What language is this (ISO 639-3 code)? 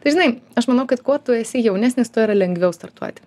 lit